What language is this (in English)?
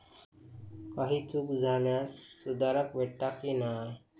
Marathi